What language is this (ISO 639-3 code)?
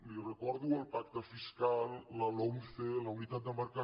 cat